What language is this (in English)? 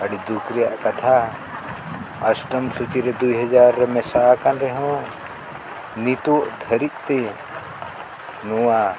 Santali